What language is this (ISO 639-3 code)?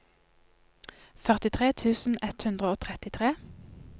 nor